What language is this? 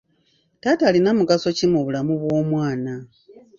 Ganda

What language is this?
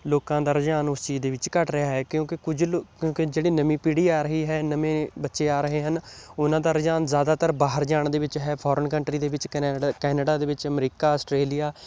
Punjabi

